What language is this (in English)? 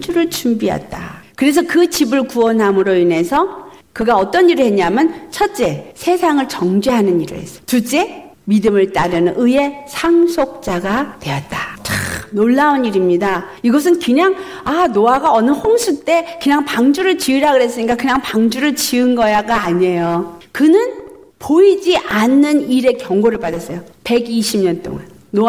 Korean